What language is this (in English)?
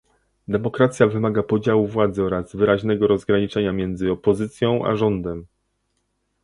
Polish